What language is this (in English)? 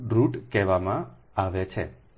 Gujarati